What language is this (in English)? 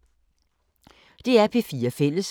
Danish